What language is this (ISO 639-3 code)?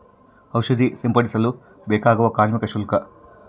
kan